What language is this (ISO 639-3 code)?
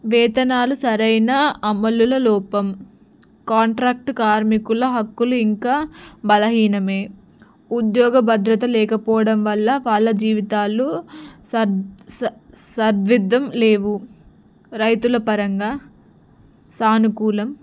tel